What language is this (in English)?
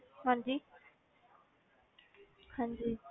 Punjabi